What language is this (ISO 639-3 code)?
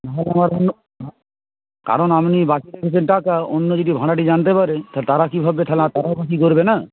ben